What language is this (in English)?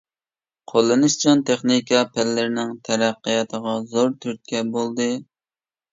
Uyghur